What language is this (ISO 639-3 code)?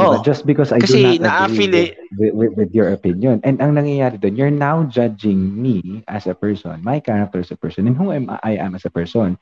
fil